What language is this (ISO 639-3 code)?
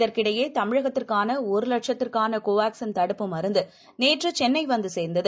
tam